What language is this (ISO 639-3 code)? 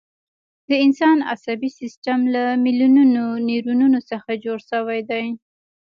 pus